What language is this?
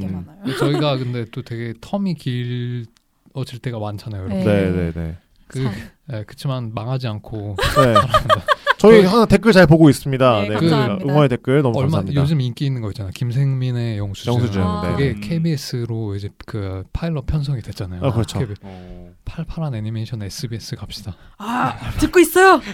Korean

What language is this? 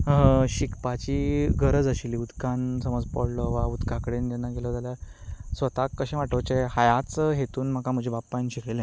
Konkani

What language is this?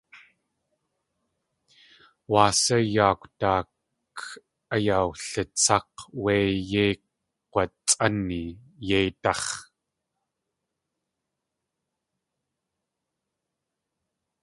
Tlingit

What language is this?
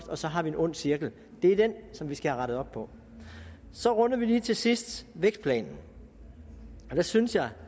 Danish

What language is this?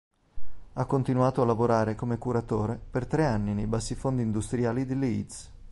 Italian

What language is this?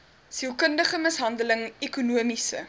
Afrikaans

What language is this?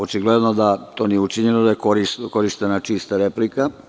Serbian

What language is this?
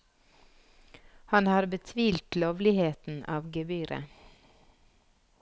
Norwegian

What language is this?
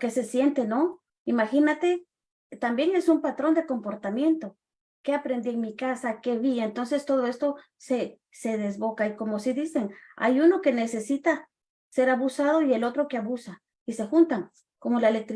Spanish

